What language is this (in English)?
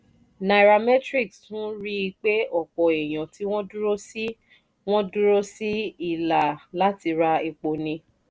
Yoruba